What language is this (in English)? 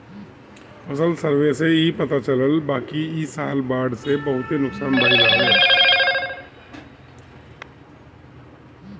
Bhojpuri